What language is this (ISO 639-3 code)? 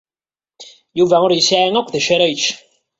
kab